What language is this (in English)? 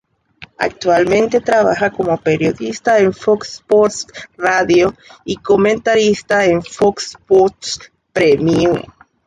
Spanish